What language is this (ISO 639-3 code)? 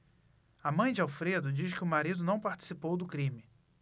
por